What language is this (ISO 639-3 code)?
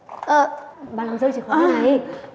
vie